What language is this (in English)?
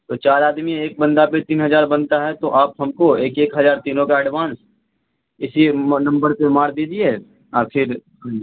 Urdu